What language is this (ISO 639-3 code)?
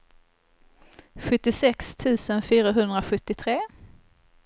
swe